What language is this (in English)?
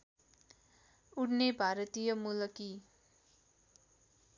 Nepali